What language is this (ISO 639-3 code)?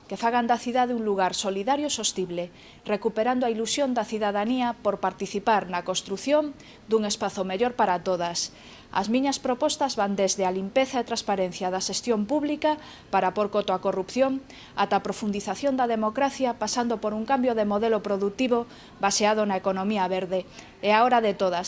glg